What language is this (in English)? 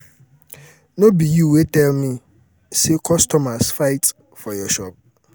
Nigerian Pidgin